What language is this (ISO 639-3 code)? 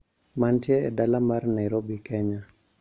luo